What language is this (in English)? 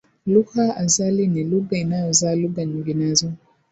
Swahili